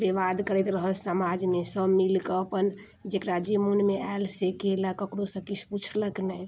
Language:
Maithili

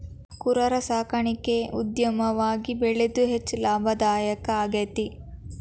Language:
Kannada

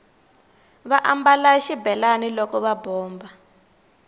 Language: Tsonga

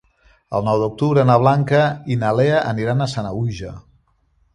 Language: Catalan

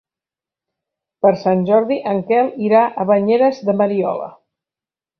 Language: Catalan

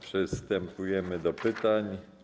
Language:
Polish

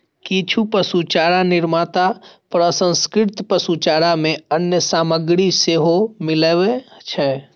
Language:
Maithili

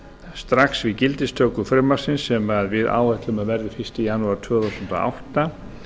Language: Icelandic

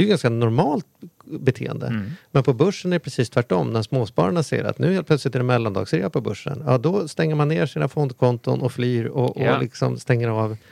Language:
Swedish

